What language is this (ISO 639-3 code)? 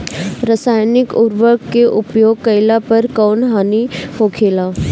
bho